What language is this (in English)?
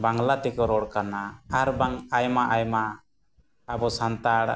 Santali